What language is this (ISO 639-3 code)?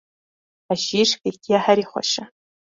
kur